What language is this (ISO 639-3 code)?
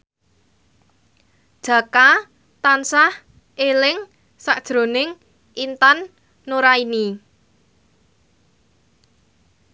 jav